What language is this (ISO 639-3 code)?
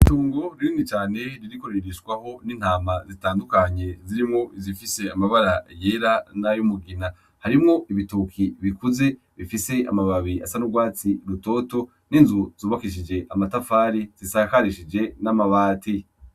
run